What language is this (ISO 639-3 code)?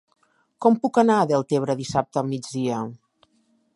cat